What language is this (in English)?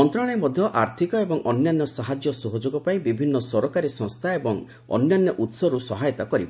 Odia